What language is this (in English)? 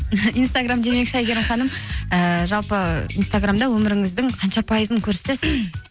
Kazakh